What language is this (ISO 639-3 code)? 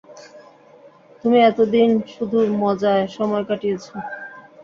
ben